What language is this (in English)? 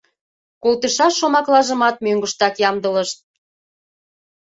Mari